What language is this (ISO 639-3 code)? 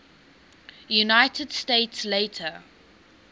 eng